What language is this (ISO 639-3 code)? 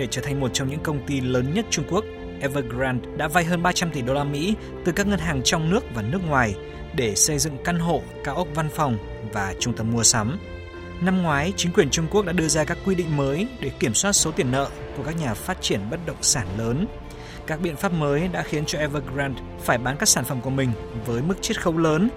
vie